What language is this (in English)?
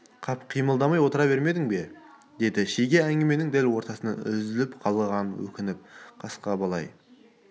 Kazakh